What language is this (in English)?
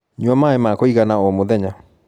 Kikuyu